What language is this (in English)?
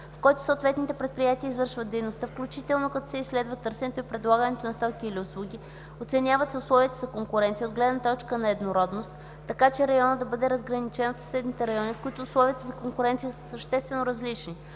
Bulgarian